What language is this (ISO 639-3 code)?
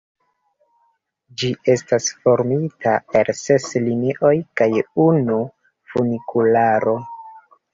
epo